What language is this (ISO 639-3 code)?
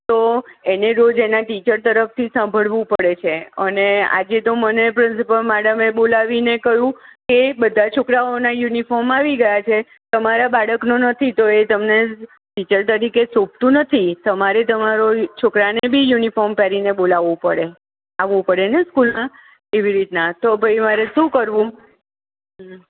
guj